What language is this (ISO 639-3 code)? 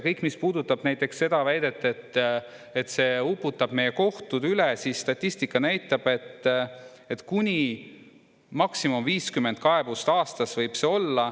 est